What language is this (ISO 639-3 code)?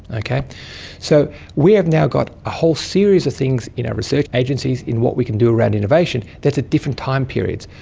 eng